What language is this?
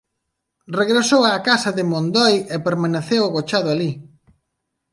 Galician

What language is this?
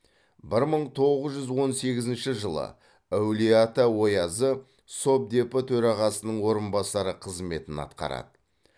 Kazakh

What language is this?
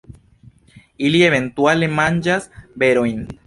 Esperanto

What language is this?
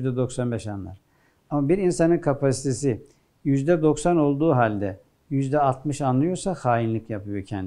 Turkish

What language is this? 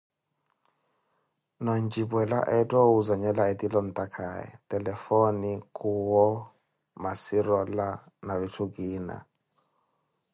Koti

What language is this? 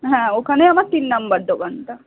Bangla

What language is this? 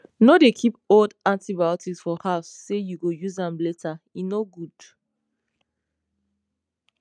Nigerian Pidgin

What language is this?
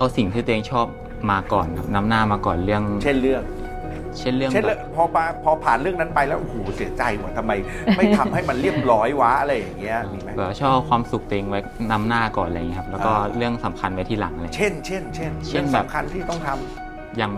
Thai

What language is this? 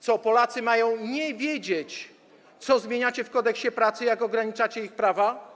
Polish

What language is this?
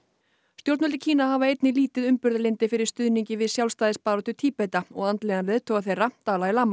Icelandic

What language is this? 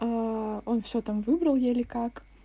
Russian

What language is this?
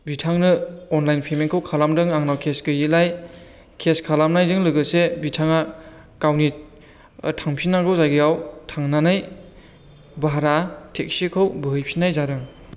Bodo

